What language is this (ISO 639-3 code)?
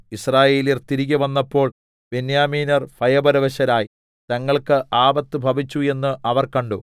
mal